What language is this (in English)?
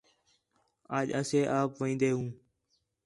Khetrani